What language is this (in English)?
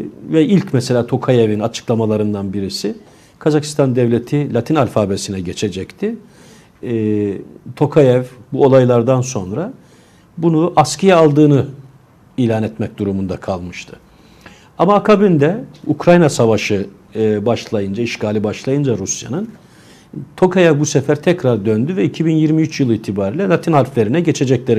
Turkish